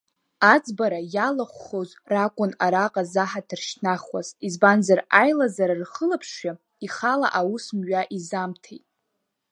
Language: Abkhazian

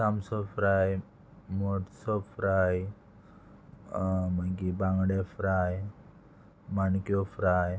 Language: Konkani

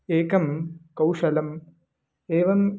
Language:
Sanskrit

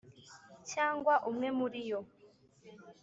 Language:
Kinyarwanda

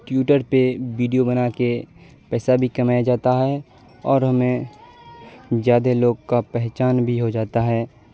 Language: Urdu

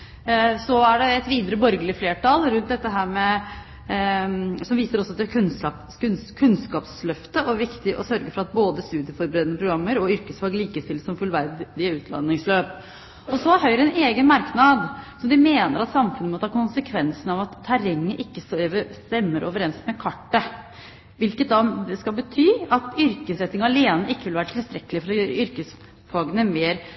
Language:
Norwegian Bokmål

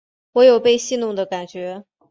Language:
Chinese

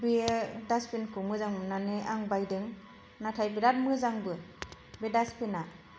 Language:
Bodo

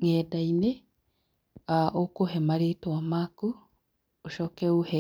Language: Kikuyu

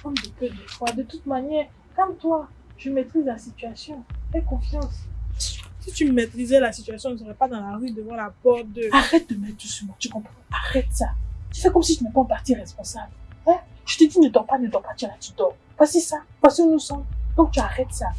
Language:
French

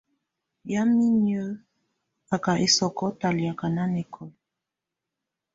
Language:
Tunen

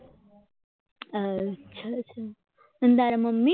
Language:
Gujarati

